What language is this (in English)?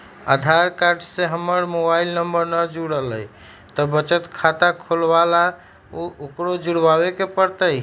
Magahi